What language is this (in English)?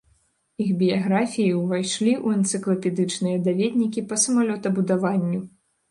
Belarusian